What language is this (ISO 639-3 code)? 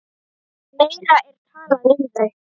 isl